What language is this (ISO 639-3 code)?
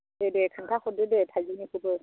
brx